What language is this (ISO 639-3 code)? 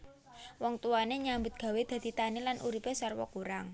jav